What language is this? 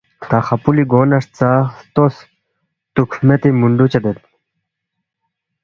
Balti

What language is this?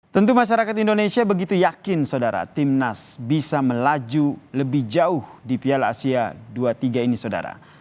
Indonesian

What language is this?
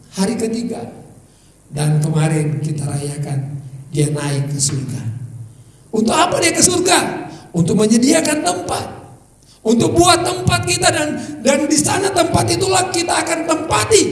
Indonesian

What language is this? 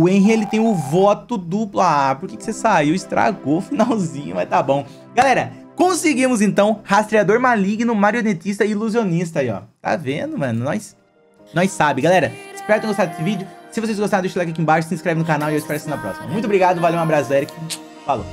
Portuguese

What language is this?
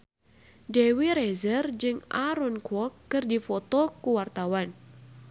Sundanese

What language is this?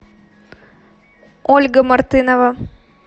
Russian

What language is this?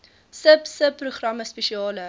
Afrikaans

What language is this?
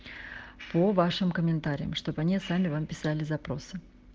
Russian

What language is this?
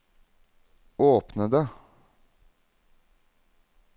Norwegian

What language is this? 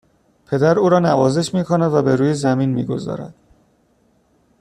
Persian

